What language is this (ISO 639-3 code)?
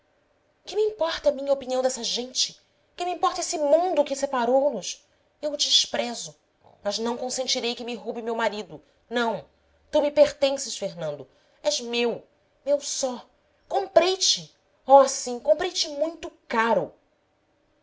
por